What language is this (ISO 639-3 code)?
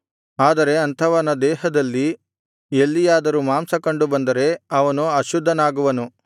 kan